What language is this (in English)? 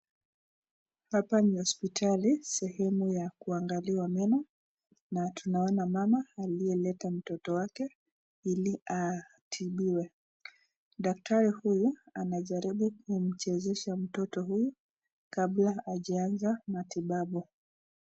Swahili